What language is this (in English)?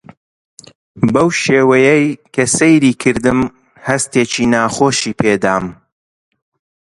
Central Kurdish